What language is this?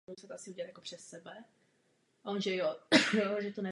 Czech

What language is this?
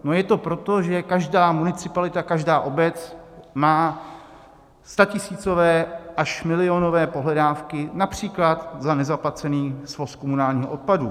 Czech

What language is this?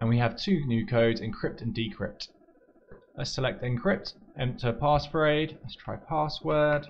English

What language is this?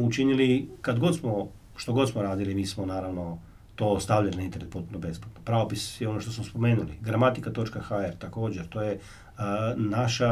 Croatian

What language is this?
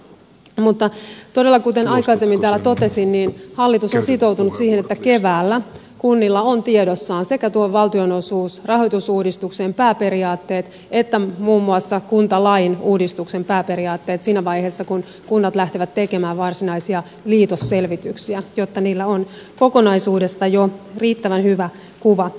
Finnish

